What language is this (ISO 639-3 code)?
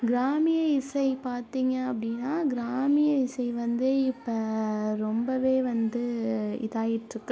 tam